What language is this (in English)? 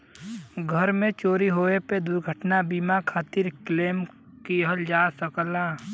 Bhojpuri